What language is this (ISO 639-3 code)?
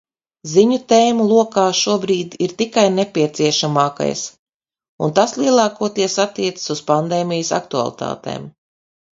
lav